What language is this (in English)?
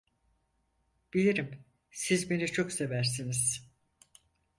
Turkish